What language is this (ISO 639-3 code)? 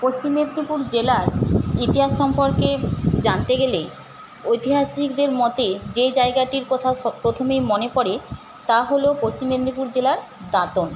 ben